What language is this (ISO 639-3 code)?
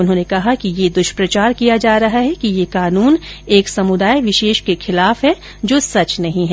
hin